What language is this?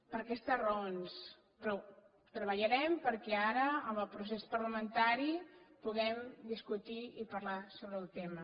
Catalan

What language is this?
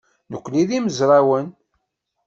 Kabyle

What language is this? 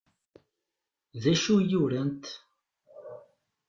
Kabyle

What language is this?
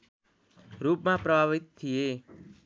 Nepali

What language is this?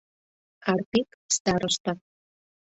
Mari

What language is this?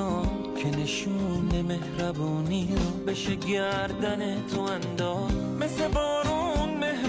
Persian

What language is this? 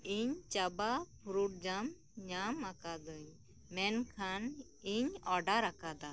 Santali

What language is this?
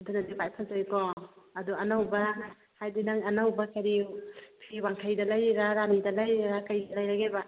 Manipuri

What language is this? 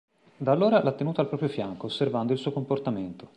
Italian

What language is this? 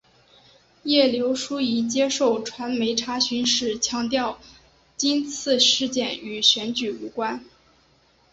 Chinese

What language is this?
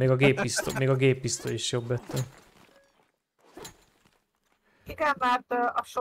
Hungarian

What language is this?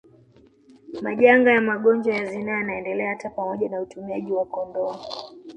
Swahili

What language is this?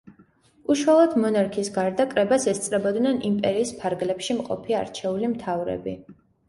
Georgian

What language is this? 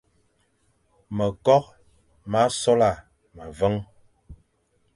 Fang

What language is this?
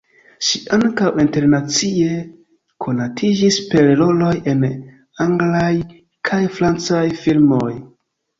Esperanto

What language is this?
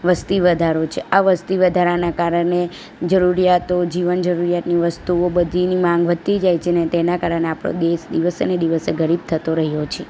Gujarati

